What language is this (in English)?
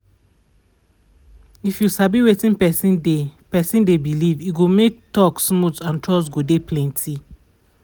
Nigerian Pidgin